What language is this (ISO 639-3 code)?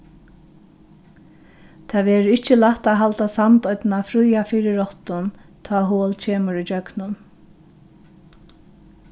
fao